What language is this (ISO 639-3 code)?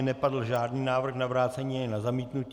ces